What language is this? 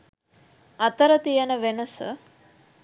Sinhala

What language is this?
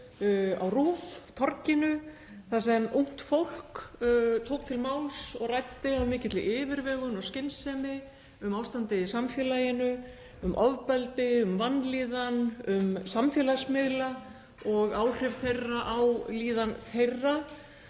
Icelandic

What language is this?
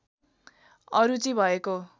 Nepali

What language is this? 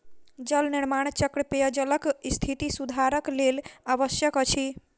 Maithili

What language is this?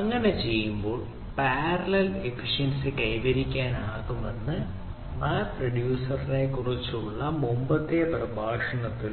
Malayalam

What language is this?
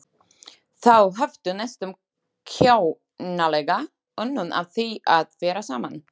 Icelandic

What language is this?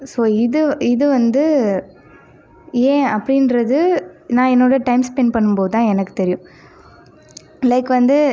Tamil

